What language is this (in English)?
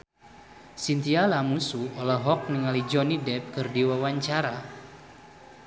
Sundanese